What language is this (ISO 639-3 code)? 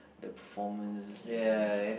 eng